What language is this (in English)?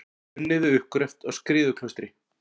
Icelandic